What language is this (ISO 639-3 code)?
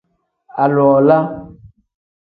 kdh